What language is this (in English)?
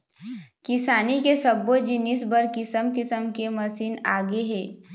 Chhattisgarhi